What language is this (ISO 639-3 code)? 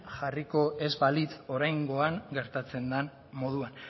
eus